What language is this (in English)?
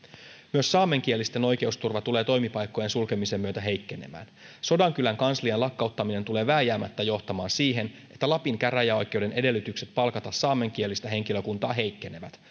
Finnish